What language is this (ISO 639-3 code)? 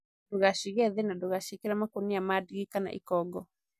kik